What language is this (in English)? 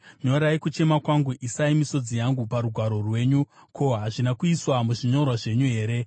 Shona